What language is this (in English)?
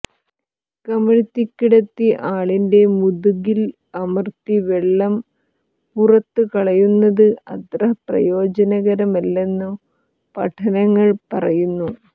Malayalam